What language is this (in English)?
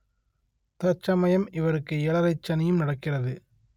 Tamil